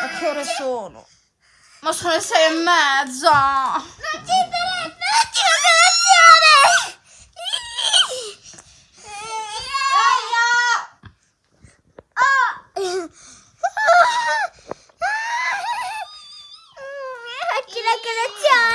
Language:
Italian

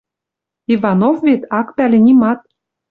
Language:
Western Mari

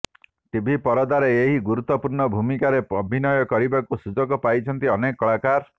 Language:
Odia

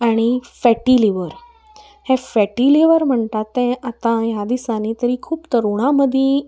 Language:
Konkani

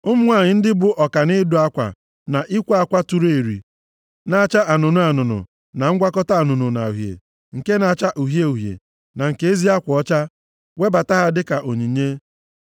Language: Igbo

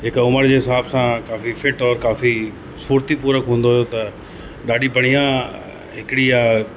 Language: Sindhi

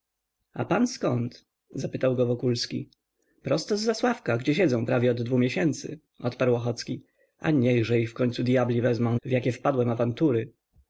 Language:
Polish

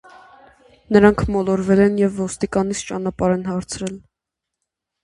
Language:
Armenian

